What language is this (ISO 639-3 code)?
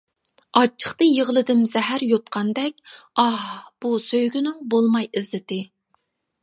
uig